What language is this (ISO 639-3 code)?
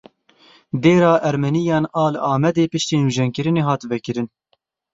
kur